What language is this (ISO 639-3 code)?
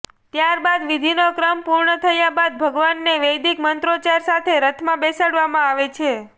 guj